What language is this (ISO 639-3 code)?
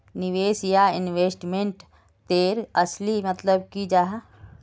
mag